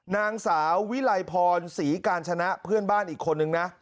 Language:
Thai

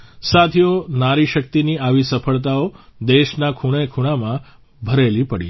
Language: Gujarati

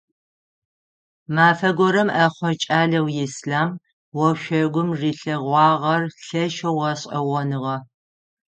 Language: Adyghe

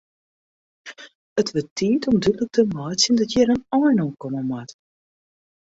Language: Western Frisian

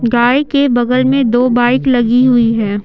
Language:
Hindi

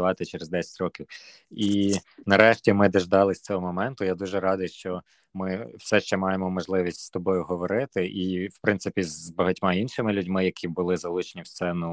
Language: Ukrainian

